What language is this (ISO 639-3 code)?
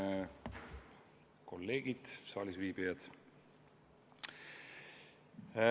est